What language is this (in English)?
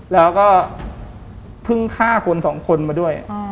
Thai